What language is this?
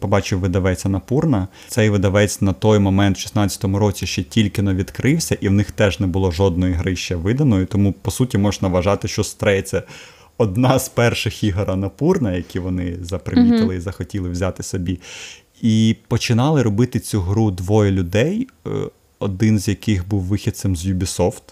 Ukrainian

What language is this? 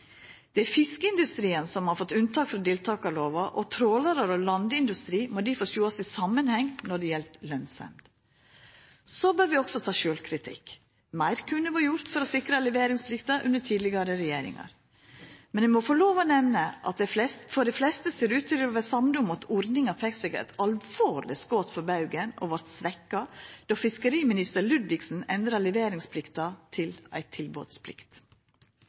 Norwegian Nynorsk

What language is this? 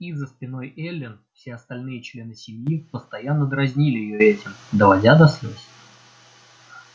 Russian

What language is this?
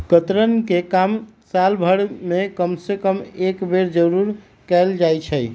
Magahi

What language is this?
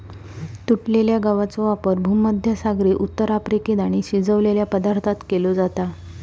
Marathi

